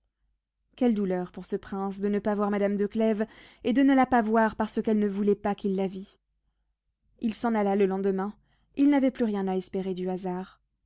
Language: French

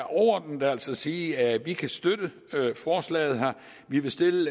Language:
Danish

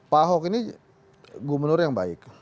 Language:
Indonesian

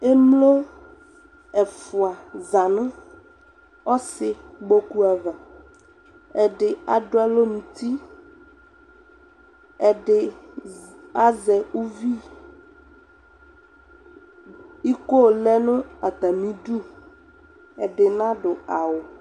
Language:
Ikposo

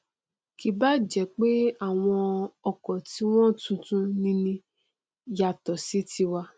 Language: Yoruba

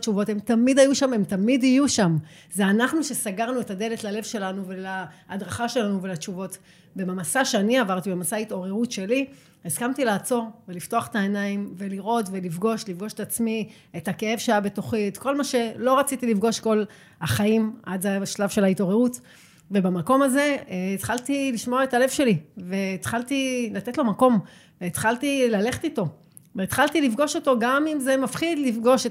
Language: Hebrew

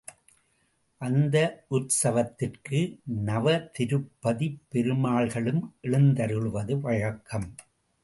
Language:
Tamil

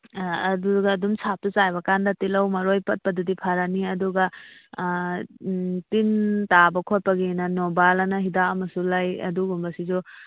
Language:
Manipuri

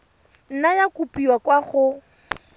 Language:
Tswana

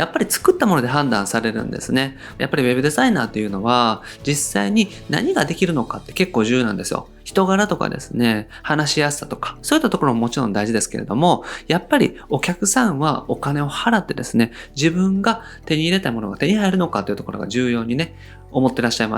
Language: Japanese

